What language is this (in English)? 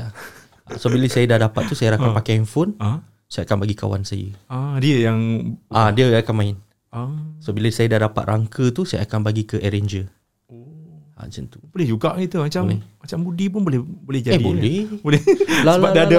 Malay